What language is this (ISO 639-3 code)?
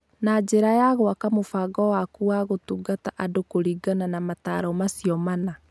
kik